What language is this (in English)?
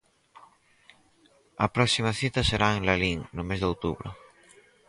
Galician